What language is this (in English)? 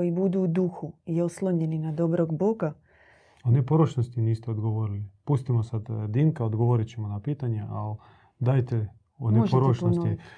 Croatian